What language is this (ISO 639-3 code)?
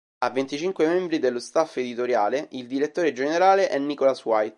ita